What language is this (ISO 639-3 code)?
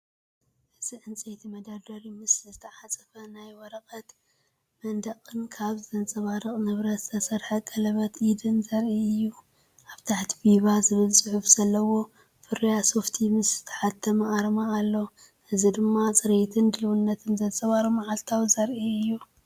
tir